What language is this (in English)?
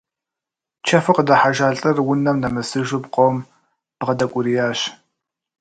Kabardian